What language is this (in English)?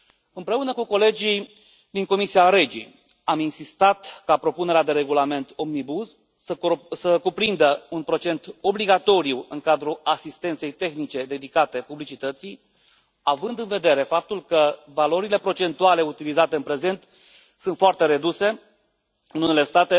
Romanian